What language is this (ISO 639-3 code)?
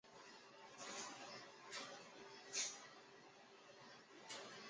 zho